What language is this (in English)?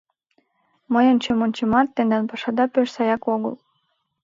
Mari